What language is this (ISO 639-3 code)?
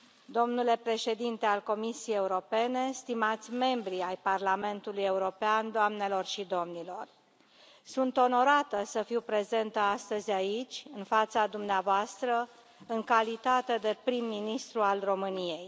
ron